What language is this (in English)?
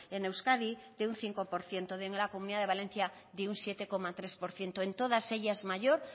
Spanish